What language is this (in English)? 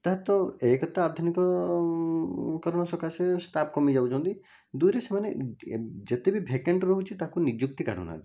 Odia